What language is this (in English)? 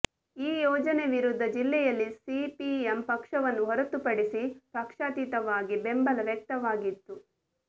Kannada